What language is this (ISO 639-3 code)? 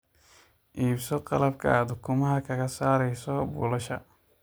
som